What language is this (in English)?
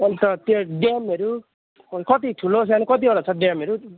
Nepali